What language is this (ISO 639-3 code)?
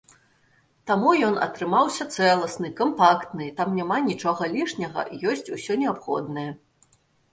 bel